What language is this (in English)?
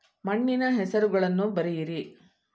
Kannada